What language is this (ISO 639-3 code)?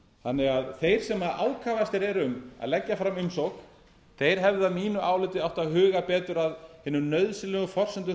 isl